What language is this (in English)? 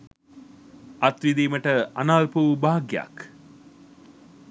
Sinhala